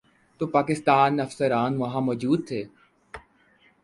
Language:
Urdu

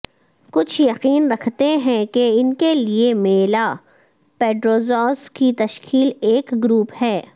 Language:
Urdu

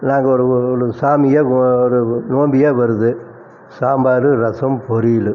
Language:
Tamil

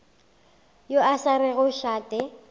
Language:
Northern Sotho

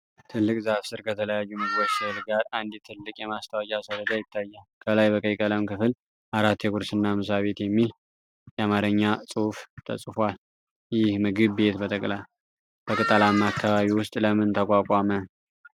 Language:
Amharic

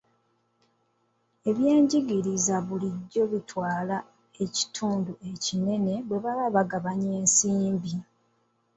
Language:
Ganda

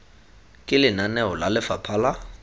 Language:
Tswana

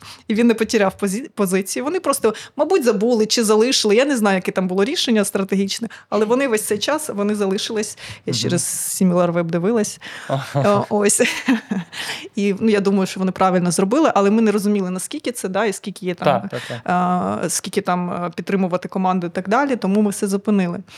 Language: Ukrainian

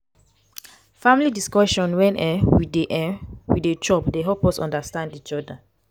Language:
Nigerian Pidgin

